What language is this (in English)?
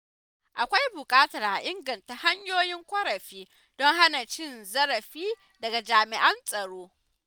Hausa